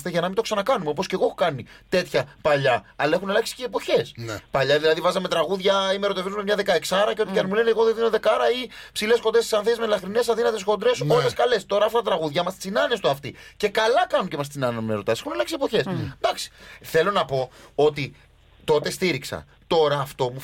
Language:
Greek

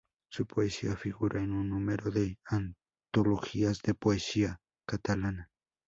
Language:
Spanish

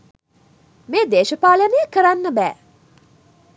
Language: Sinhala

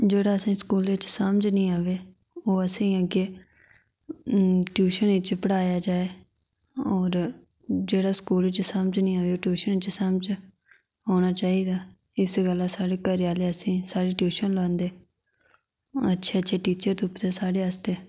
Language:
Dogri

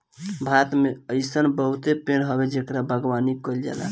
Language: Bhojpuri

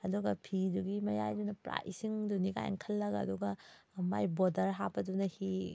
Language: Manipuri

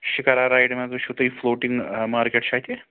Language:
Kashmiri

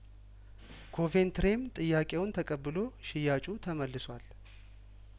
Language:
Amharic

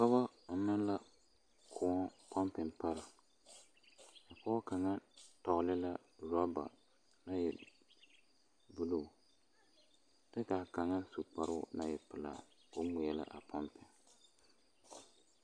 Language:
Southern Dagaare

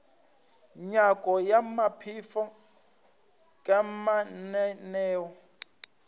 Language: Northern Sotho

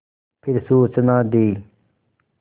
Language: Hindi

